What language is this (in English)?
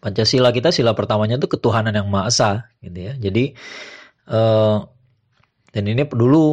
Indonesian